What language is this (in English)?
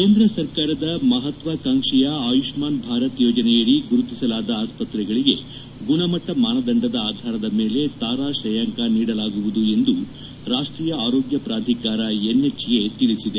Kannada